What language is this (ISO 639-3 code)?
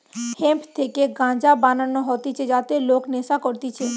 ben